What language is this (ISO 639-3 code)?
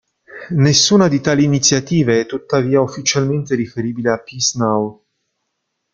ita